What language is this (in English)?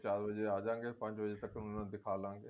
Punjabi